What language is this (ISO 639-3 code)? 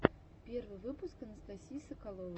rus